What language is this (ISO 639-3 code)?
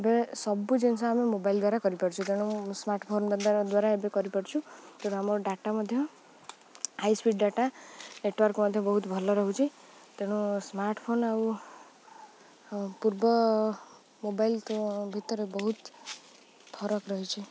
ori